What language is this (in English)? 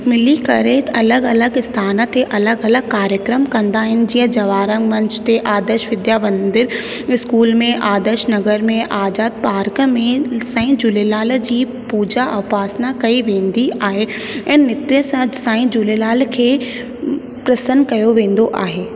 Sindhi